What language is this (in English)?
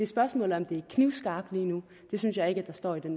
Danish